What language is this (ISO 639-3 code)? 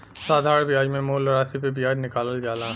bho